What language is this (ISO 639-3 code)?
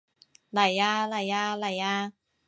yue